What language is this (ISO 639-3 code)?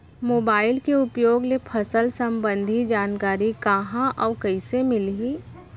hne